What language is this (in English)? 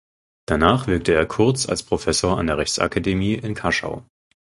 German